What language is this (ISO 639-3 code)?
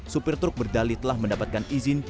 ind